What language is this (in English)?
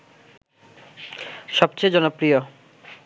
Bangla